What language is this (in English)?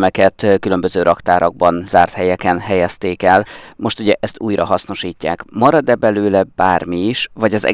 Hungarian